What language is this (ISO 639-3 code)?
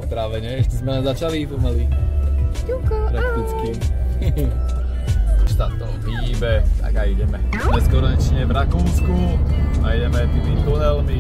ces